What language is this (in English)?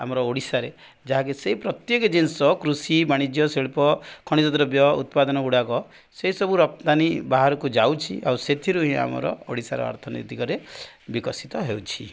Odia